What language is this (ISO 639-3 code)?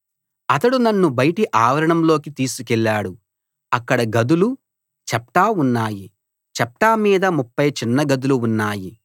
tel